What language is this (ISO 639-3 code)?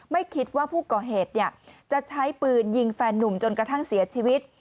tha